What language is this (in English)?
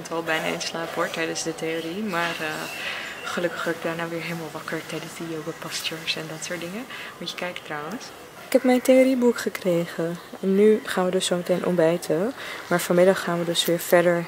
Dutch